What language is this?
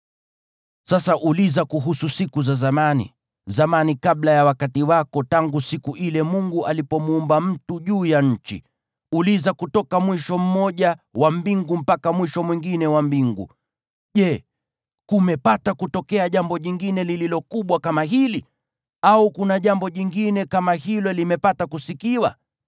Swahili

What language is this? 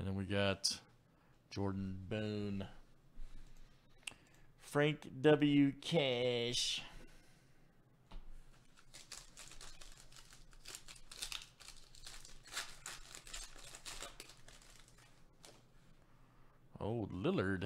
English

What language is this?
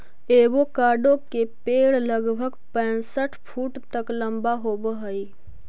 Magahi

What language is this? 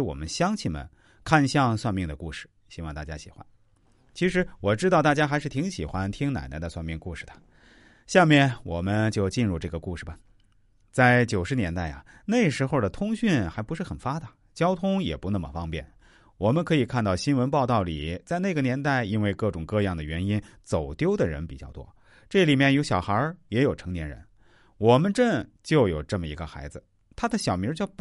Chinese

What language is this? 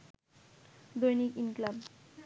Bangla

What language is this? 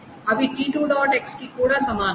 Telugu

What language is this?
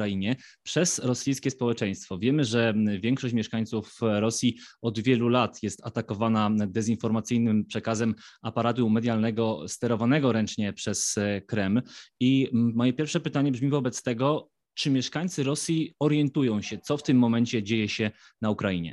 Polish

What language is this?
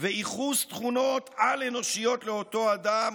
Hebrew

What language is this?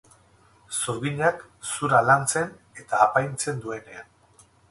Basque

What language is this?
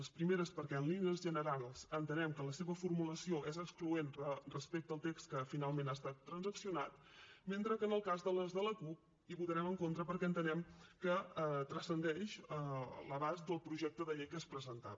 Catalan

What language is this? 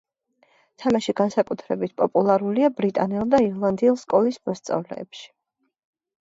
Georgian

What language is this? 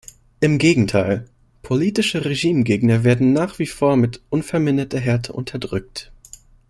German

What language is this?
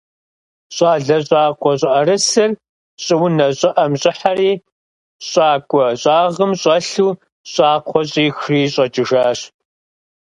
Kabardian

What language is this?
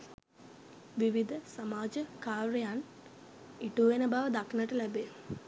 Sinhala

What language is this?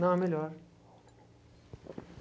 Portuguese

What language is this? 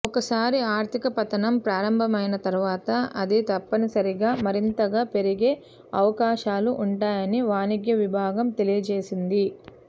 Telugu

